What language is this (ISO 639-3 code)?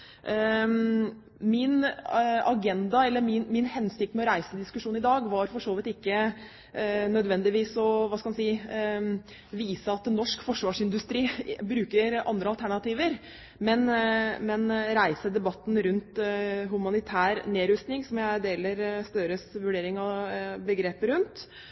nob